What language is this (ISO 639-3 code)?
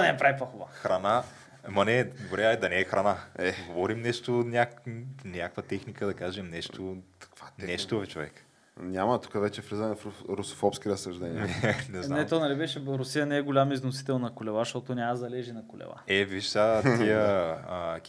bul